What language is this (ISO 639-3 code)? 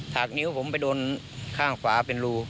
tha